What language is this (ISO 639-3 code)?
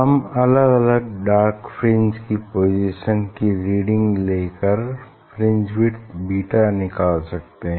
hin